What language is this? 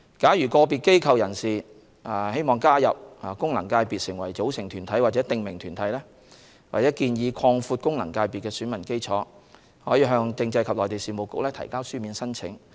Cantonese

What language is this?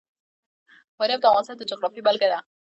Pashto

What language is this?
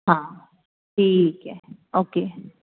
Hindi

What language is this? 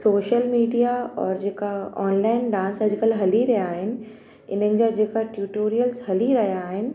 Sindhi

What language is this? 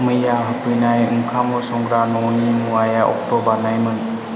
Bodo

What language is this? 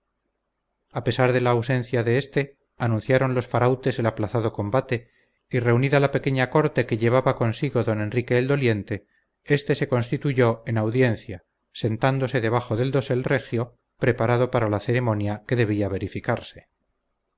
Spanish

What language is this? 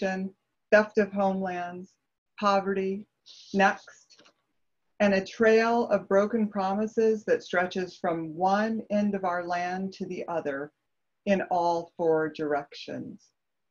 English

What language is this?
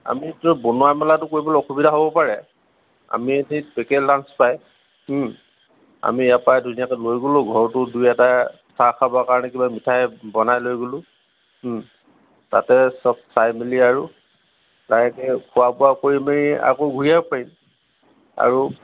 Assamese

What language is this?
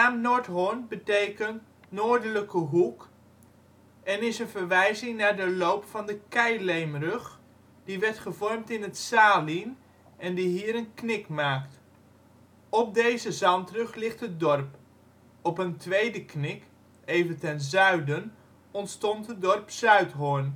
Dutch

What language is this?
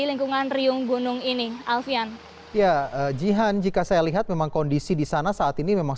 Indonesian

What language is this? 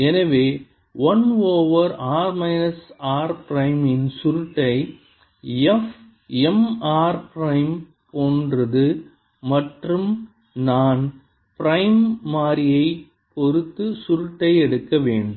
Tamil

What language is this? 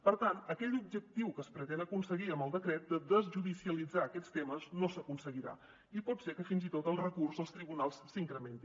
Catalan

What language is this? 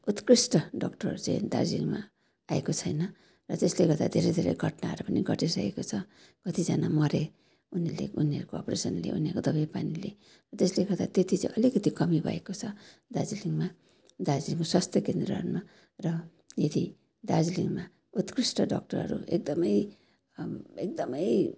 Nepali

